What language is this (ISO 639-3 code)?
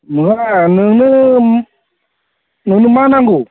brx